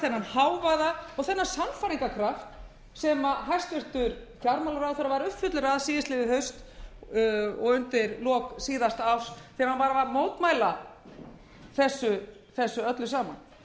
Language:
Icelandic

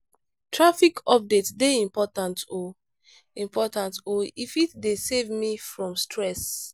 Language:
Nigerian Pidgin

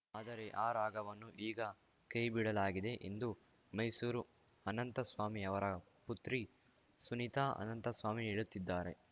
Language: Kannada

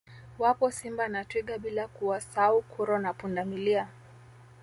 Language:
Swahili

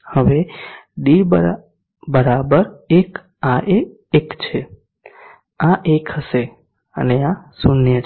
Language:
Gujarati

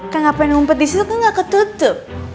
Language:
Indonesian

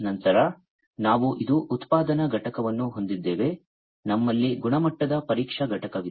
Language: Kannada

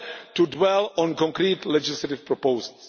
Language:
English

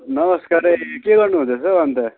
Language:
Nepali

